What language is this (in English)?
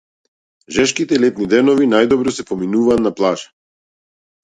Macedonian